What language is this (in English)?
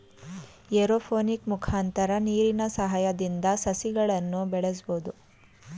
Kannada